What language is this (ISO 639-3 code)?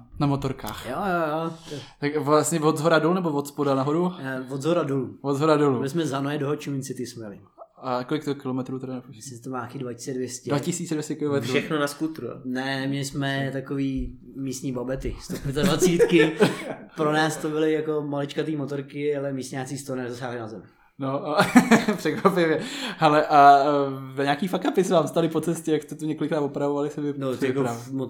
ces